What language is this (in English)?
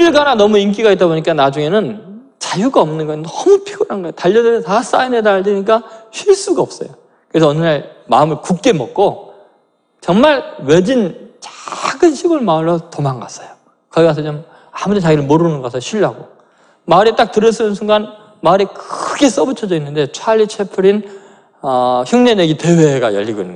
Korean